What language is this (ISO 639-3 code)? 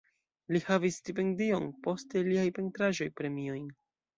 epo